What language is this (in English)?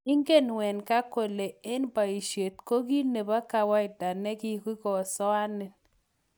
Kalenjin